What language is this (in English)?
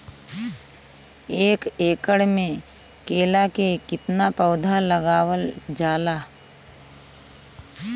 Bhojpuri